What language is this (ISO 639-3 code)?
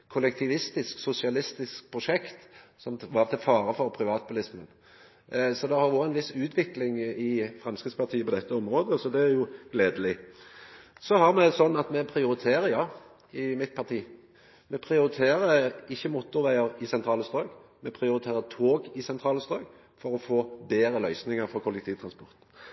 nno